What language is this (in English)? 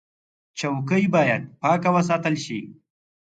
Pashto